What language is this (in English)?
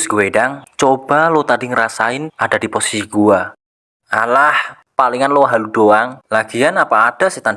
Indonesian